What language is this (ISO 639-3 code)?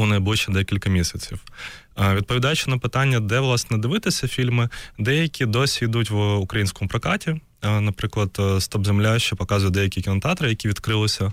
ukr